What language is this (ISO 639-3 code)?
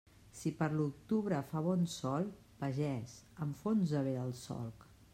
cat